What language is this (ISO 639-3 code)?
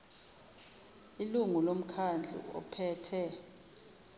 zul